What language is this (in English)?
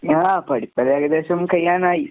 Malayalam